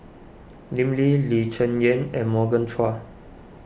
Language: English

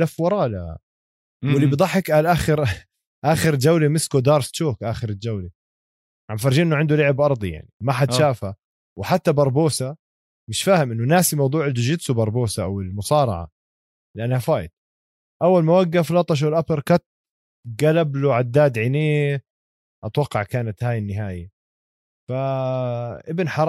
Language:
Arabic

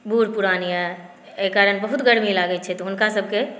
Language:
Maithili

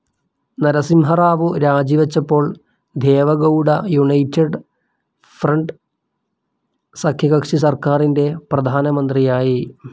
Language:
Malayalam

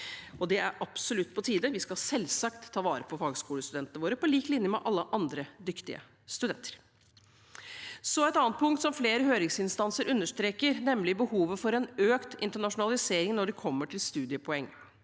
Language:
Norwegian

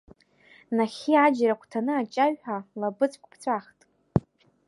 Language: Abkhazian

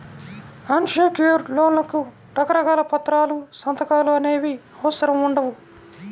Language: Telugu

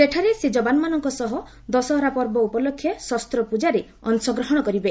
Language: Odia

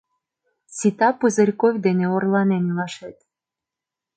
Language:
Mari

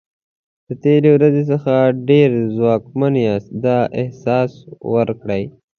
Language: Pashto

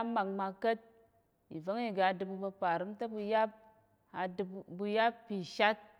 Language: Tarok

